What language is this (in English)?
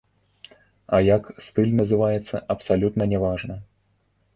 Belarusian